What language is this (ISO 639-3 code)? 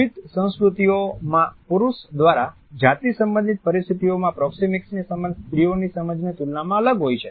guj